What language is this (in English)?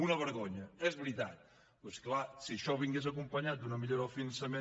Catalan